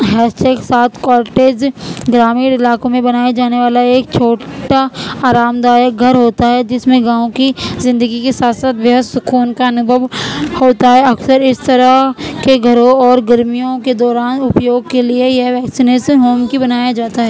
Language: Urdu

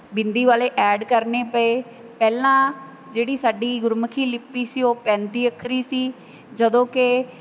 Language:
Punjabi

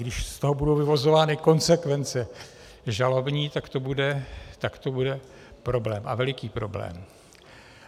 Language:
Czech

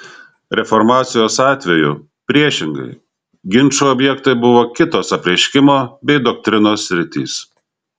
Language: Lithuanian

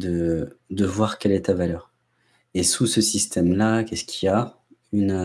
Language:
French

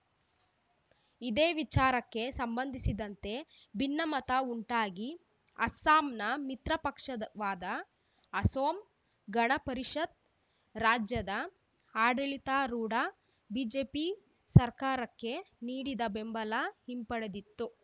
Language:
Kannada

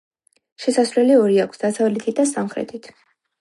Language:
Georgian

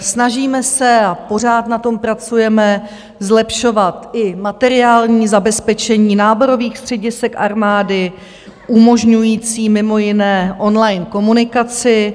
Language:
Czech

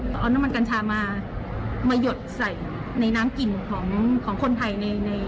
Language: Thai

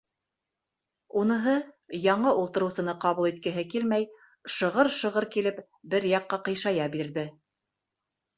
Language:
Bashkir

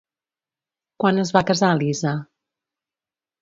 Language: Catalan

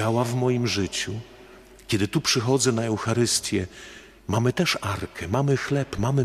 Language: Polish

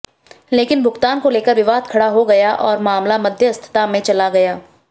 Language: Hindi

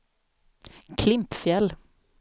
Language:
Swedish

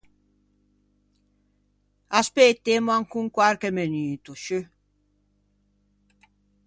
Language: Ligurian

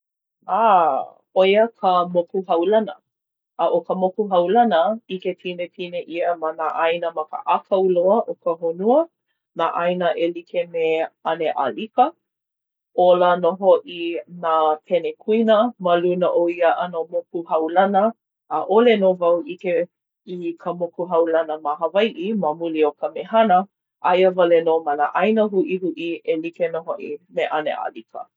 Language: Hawaiian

